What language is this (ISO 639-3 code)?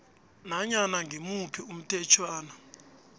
nbl